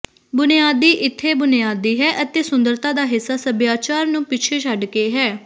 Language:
Punjabi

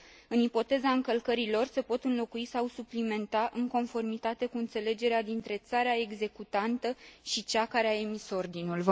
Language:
Romanian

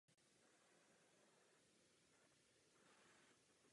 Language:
Czech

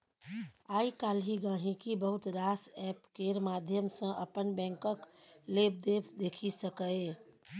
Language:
Maithili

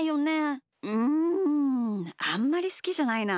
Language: Japanese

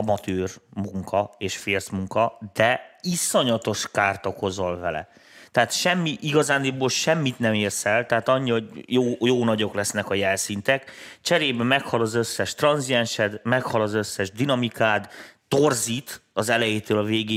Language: Hungarian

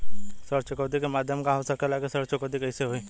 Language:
Bhojpuri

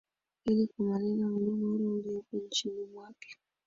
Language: Swahili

